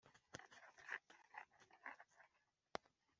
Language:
Kinyarwanda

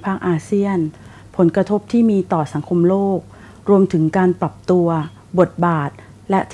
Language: Thai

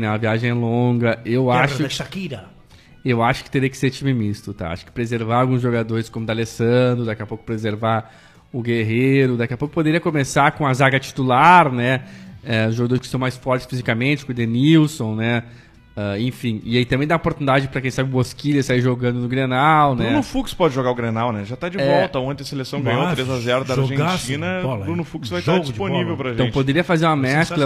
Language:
Portuguese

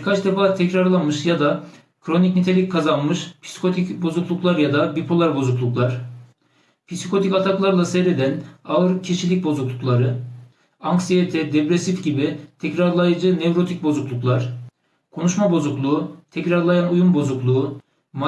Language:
Turkish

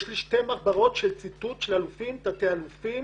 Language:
Hebrew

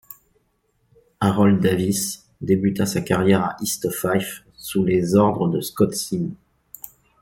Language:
French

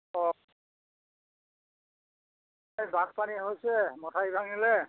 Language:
Assamese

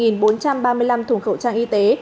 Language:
Vietnamese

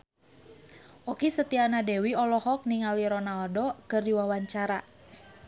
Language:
Sundanese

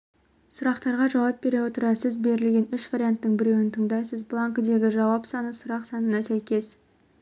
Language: Kazakh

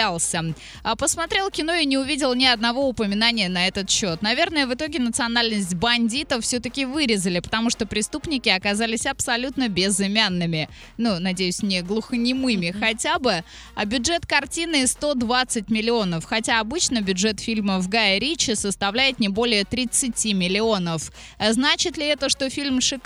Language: Russian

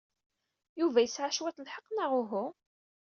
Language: Kabyle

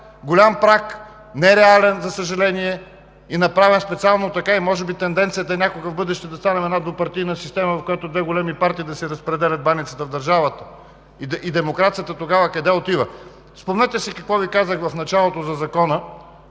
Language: Bulgarian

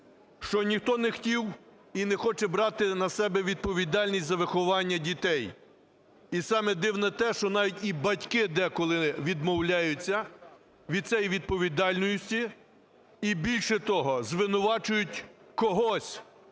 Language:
Ukrainian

